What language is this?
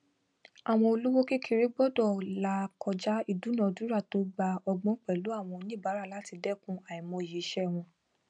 Yoruba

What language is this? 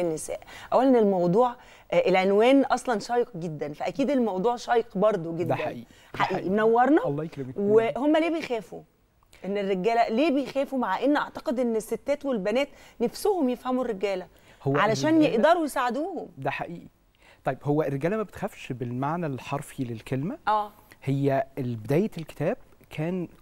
Arabic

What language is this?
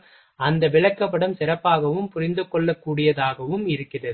Tamil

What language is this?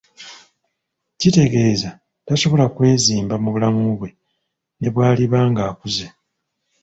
Ganda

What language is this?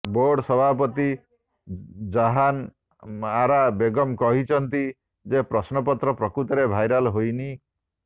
Odia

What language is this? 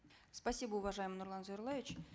Kazakh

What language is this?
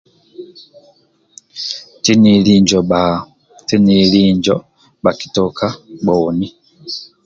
Amba (Uganda)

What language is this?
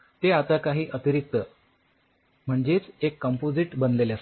Marathi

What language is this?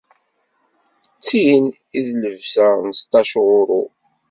Kabyle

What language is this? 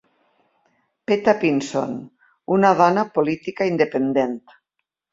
Catalan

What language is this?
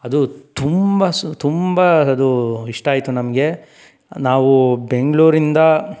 Kannada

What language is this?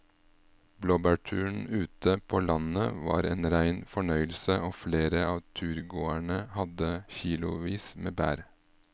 Norwegian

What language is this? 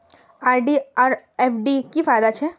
Magahi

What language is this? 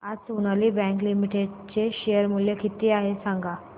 Marathi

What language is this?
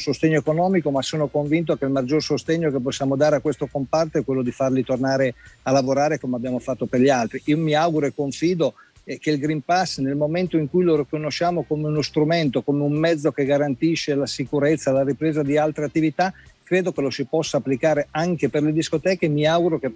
Italian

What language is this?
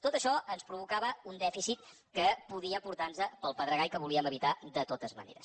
Catalan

